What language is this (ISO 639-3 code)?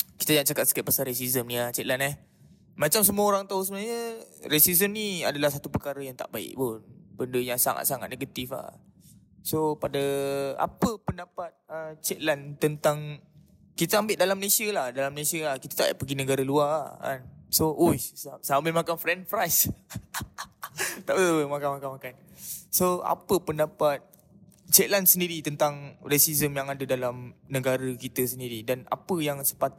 msa